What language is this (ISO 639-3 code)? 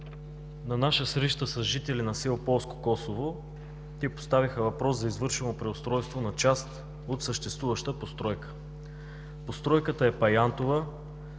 bul